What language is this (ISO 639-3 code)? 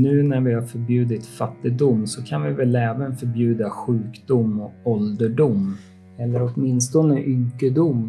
swe